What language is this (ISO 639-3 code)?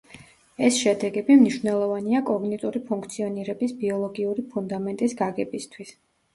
kat